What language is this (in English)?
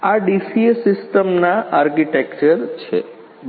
Gujarati